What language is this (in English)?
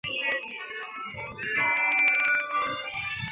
Chinese